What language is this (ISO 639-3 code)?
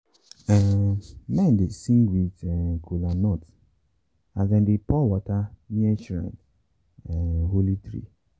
pcm